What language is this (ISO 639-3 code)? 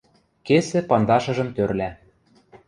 mrj